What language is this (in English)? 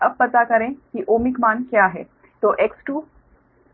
Hindi